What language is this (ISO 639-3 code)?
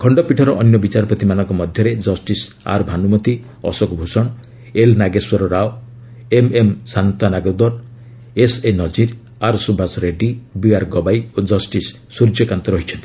ori